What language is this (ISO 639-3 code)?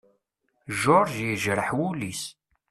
kab